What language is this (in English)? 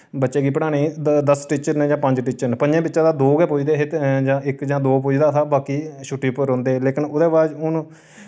Dogri